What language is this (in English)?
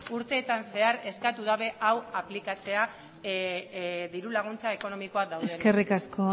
Basque